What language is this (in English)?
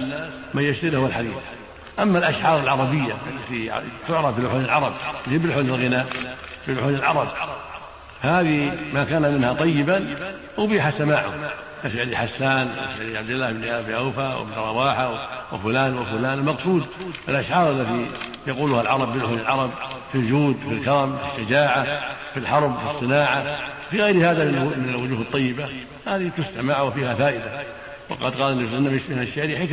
Arabic